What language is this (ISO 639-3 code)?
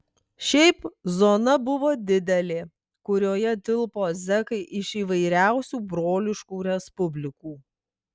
lit